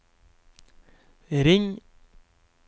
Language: Norwegian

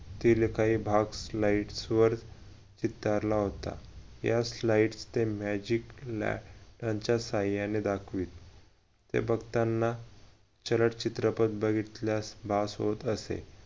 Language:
Marathi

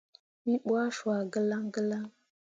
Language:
Mundang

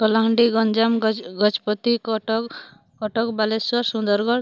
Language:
Odia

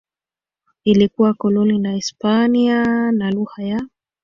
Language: Swahili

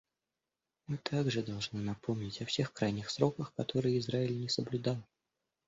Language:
Russian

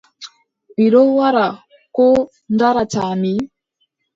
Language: Adamawa Fulfulde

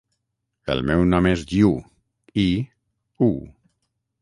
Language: Catalan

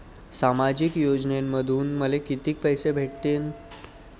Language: Marathi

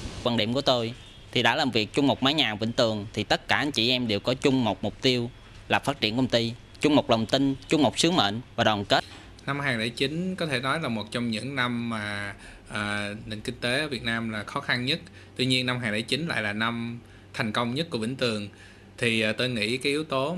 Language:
Vietnamese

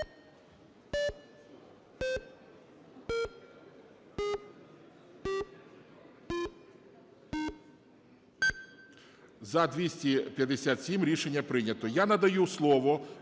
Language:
Ukrainian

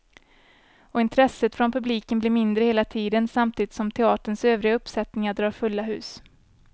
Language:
Swedish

